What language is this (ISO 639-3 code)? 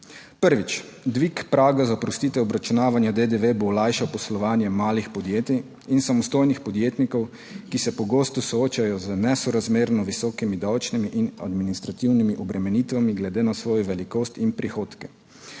slv